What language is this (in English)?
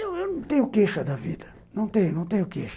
Portuguese